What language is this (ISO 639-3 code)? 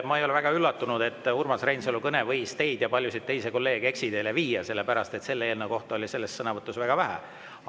est